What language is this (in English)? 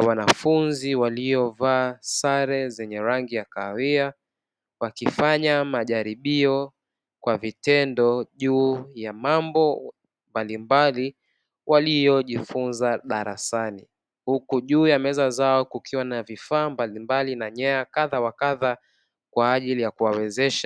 Swahili